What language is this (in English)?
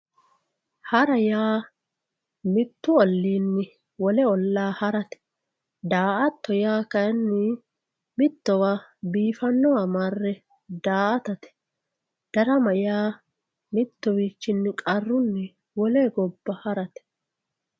Sidamo